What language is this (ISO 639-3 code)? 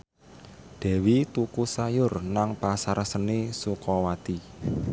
jav